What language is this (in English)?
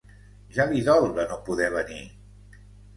Catalan